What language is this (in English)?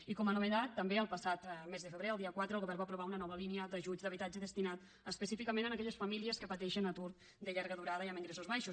Catalan